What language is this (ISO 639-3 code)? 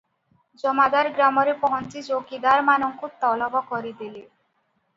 ori